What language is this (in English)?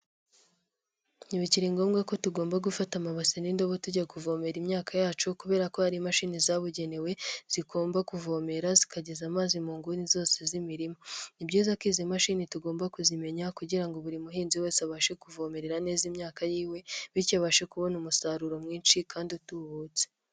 Kinyarwanda